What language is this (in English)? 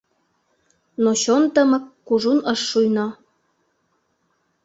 Mari